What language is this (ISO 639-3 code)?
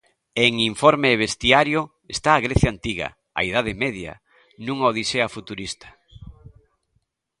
glg